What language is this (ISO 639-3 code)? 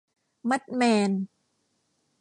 tha